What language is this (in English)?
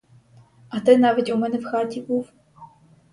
Ukrainian